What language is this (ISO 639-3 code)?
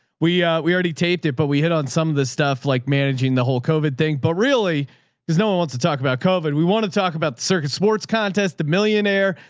eng